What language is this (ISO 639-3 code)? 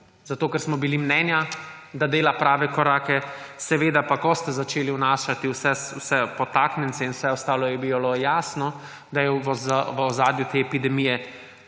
slv